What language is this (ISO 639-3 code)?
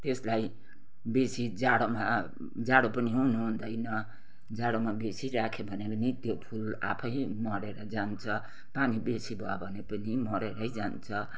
nep